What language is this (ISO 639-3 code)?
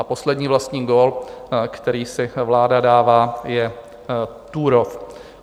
ces